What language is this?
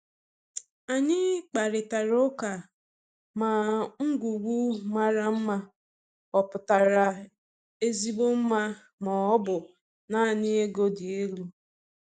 Igbo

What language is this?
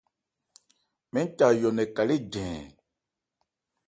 Ebrié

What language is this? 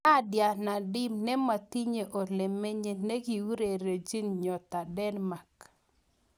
Kalenjin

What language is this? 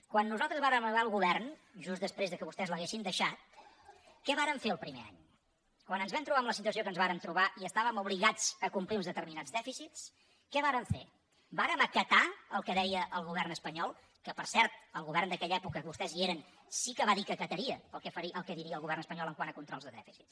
Catalan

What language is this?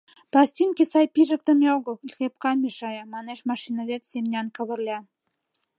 Mari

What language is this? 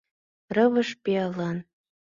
Mari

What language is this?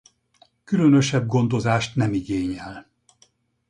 Hungarian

